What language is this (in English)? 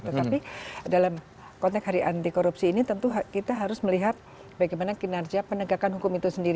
Indonesian